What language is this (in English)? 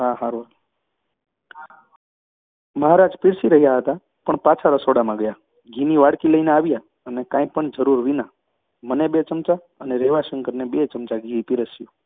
Gujarati